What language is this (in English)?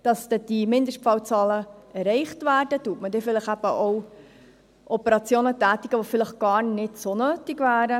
Swiss German